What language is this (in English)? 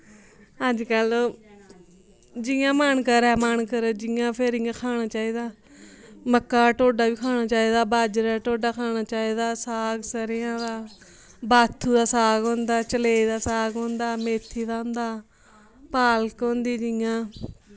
Dogri